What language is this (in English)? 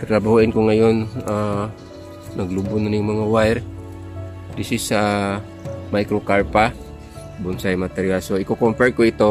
Filipino